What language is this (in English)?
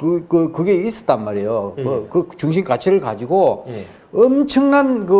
Korean